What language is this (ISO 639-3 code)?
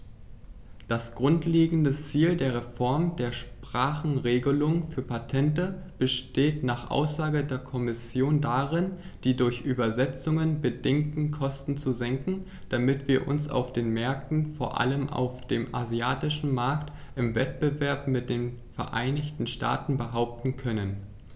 deu